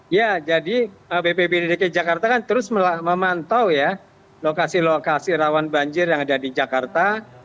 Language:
Indonesian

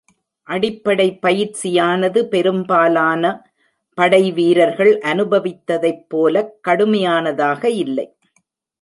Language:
Tamil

